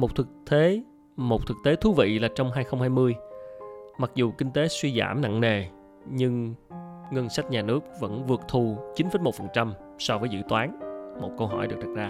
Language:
Vietnamese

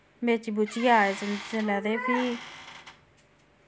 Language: Dogri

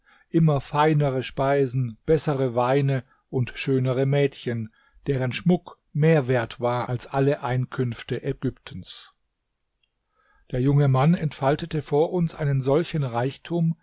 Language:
German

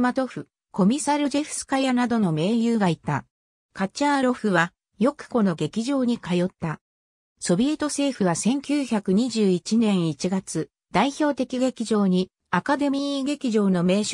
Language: Japanese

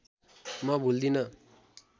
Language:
Nepali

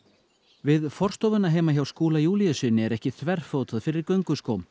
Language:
Icelandic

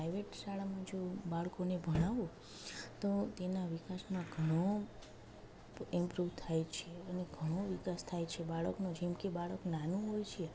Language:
Gujarati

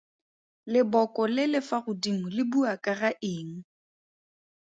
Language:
Tswana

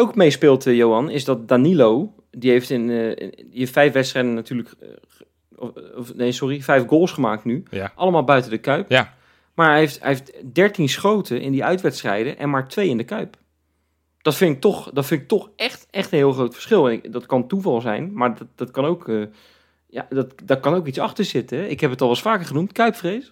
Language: Dutch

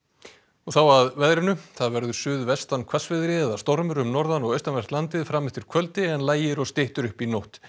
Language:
Icelandic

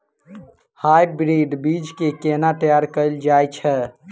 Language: Maithili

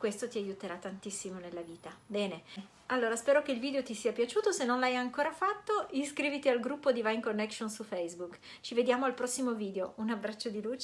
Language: Italian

